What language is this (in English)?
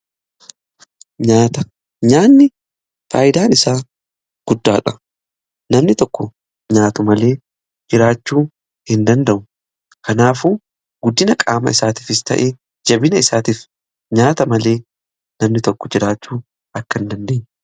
Oromo